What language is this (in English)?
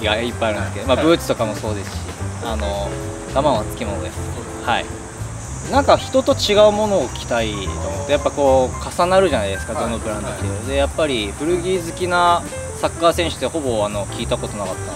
Japanese